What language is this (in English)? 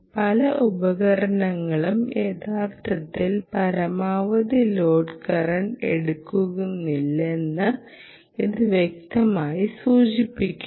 Malayalam